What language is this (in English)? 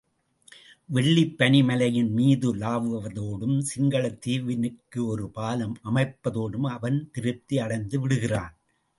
Tamil